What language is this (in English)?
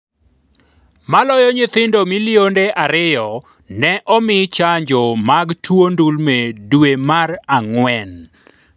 Luo (Kenya and Tanzania)